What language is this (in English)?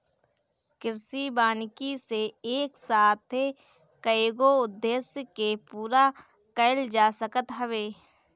Bhojpuri